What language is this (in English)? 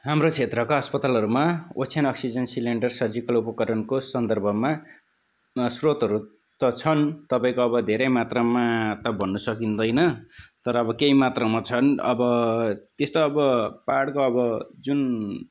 Nepali